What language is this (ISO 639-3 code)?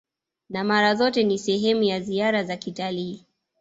swa